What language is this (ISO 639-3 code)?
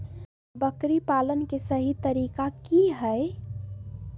mag